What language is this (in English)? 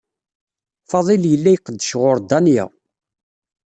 Kabyle